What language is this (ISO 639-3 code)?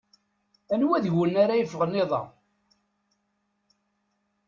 kab